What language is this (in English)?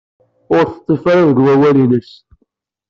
Kabyle